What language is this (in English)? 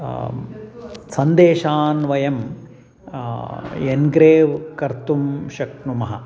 Sanskrit